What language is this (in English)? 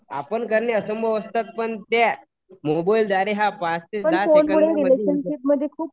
Marathi